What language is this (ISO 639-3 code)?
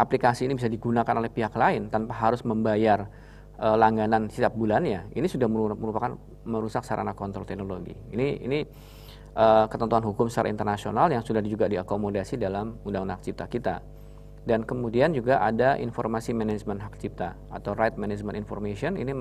ind